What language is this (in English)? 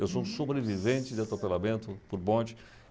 Portuguese